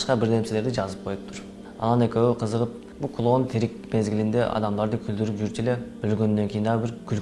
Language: Turkish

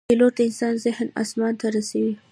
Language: Pashto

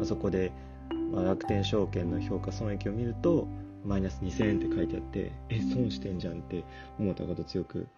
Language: Japanese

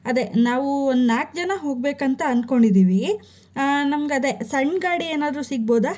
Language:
Kannada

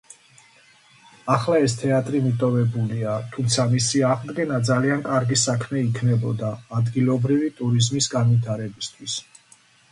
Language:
Georgian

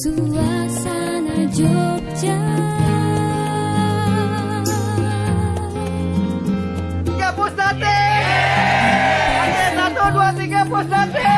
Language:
Indonesian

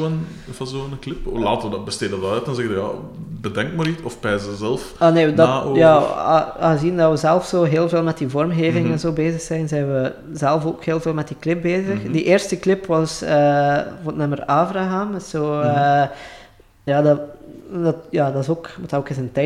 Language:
Dutch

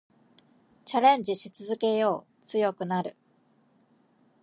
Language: Japanese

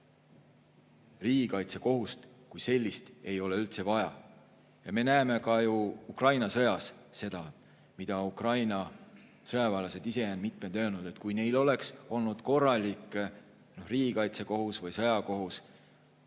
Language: Estonian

